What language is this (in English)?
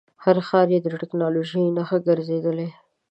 Pashto